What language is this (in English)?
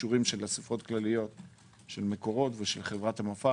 Hebrew